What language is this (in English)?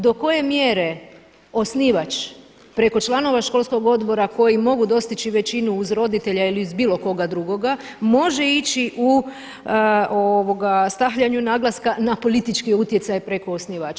Croatian